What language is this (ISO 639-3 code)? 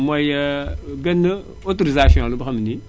wol